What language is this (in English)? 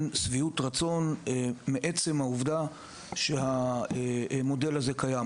Hebrew